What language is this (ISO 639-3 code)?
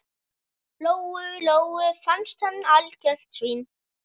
isl